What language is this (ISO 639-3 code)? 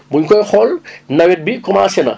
wol